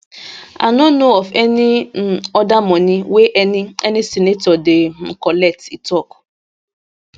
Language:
Nigerian Pidgin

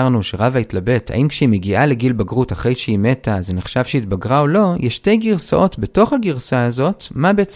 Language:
Hebrew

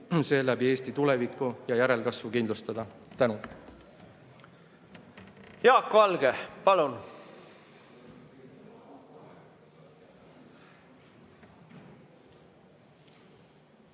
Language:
Estonian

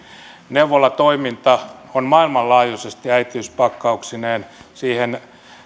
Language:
Finnish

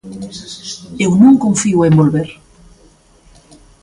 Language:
Galician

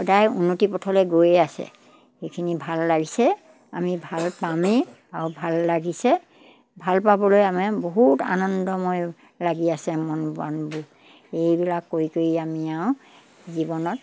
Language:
Assamese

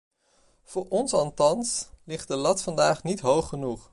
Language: Dutch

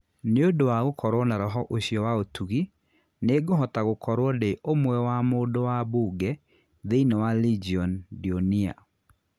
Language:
Kikuyu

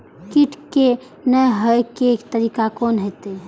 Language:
Maithili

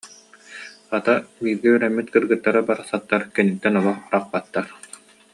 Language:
Yakut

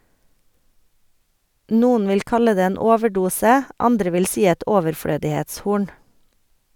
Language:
Norwegian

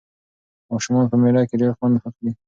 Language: Pashto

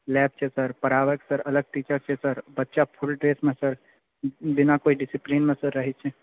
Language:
Maithili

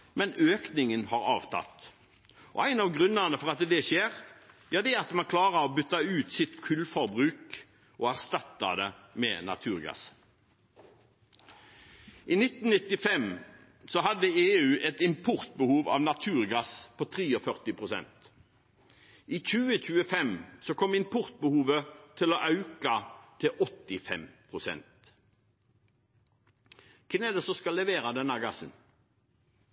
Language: Norwegian Bokmål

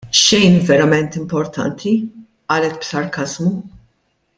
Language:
Maltese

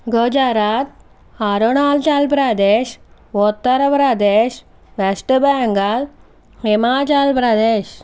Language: Telugu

